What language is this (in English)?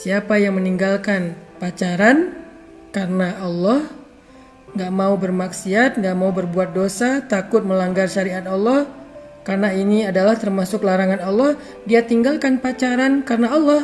Indonesian